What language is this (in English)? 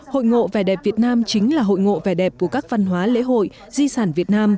Vietnamese